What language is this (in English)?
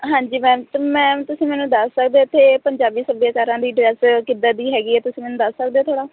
Punjabi